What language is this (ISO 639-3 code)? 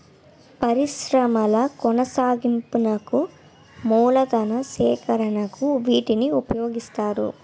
tel